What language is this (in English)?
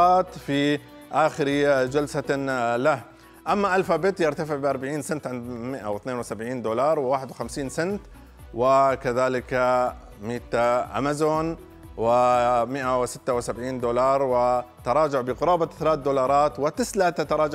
Arabic